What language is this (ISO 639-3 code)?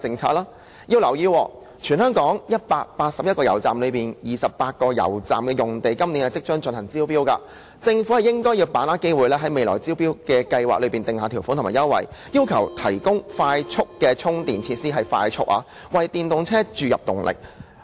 yue